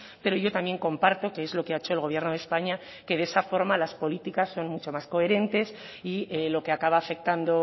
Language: Spanish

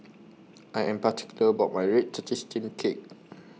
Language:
English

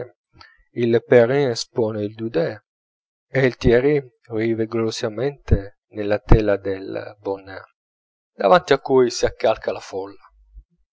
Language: Italian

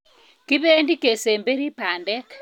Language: Kalenjin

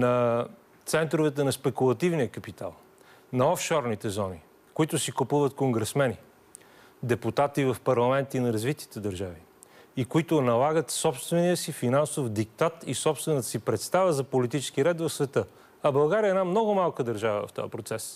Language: Bulgarian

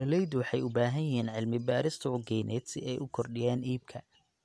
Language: Somali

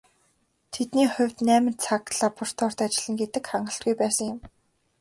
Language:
Mongolian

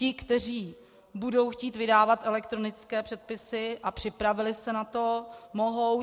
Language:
Czech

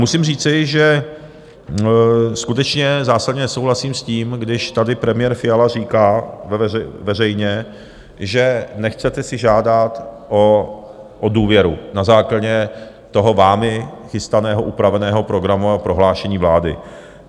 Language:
Czech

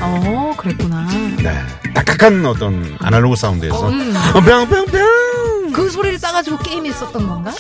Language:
Korean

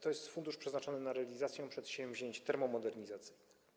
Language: Polish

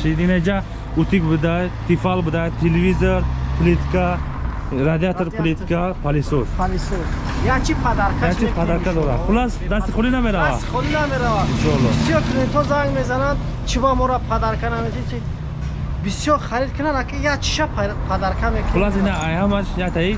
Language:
Turkish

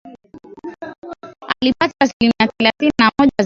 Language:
Swahili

